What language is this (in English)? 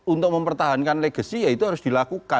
Indonesian